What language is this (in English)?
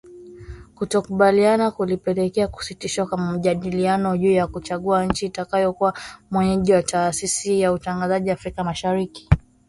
Swahili